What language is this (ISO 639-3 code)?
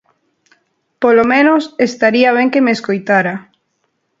glg